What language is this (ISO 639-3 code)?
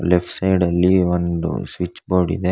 kan